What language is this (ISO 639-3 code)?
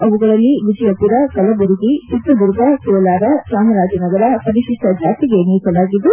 kan